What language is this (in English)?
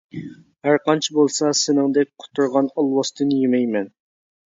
Uyghur